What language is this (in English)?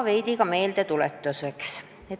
Estonian